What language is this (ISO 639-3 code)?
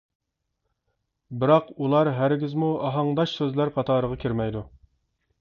uig